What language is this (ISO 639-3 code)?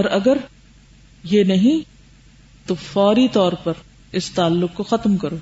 urd